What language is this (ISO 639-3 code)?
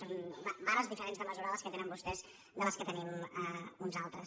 cat